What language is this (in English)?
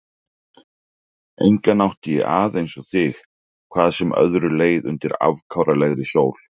Icelandic